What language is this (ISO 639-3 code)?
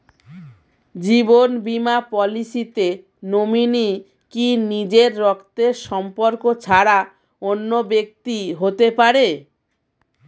ben